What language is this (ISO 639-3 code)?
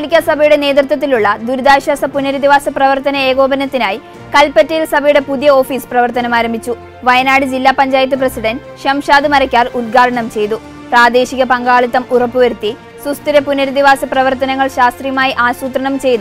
mal